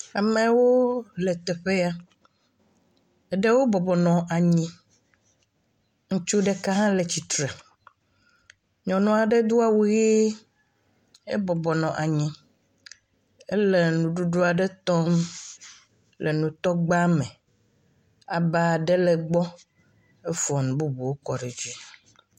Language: Ewe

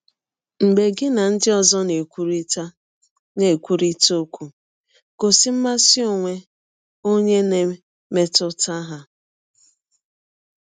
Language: Igbo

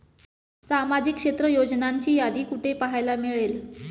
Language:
Marathi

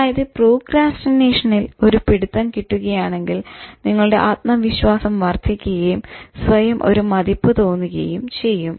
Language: Malayalam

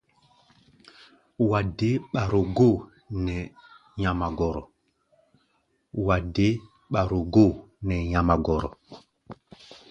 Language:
Gbaya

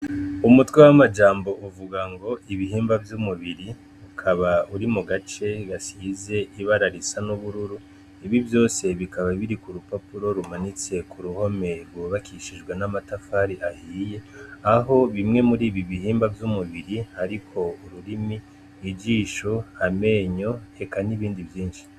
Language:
Rundi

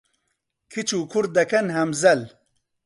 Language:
Central Kurdish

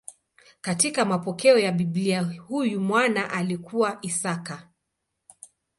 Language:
Swahili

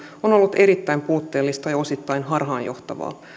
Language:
Finnish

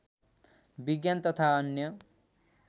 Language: Nepali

